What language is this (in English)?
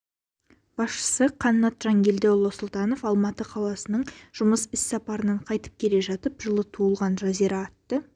Kazakh